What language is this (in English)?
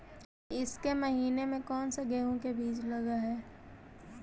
Magahi